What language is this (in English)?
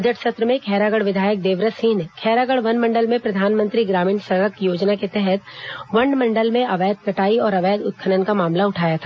Hindi